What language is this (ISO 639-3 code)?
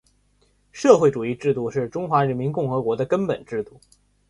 zho